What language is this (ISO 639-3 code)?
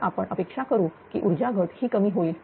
mar